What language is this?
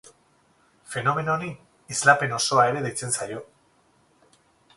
Basque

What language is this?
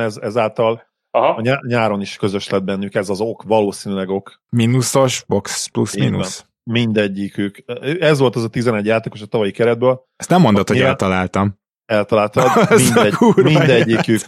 Hungarian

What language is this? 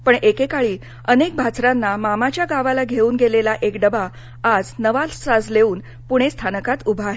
Marathi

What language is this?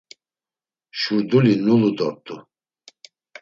Laz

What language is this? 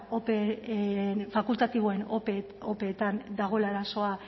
Basque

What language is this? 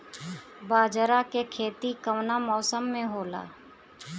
Bhojpuri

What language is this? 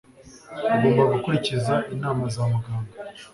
Kinyarwanda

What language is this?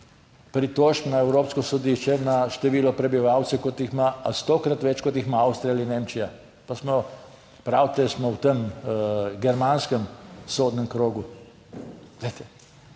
Slovenian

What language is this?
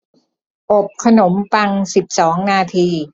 Thai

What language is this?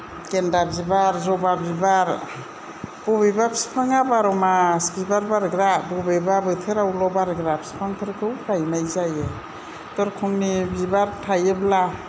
Bodo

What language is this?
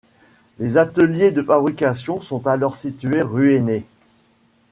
French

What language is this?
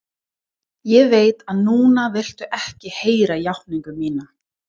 Icelandic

